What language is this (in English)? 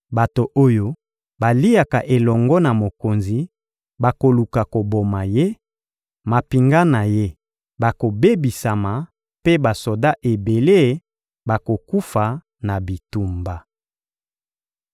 Lingala